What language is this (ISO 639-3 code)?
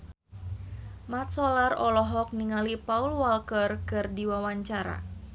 sun